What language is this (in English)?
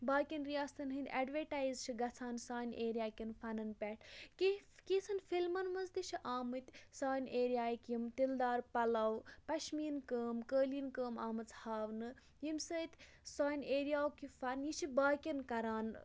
Kashmiri